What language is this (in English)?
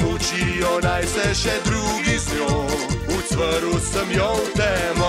Romanian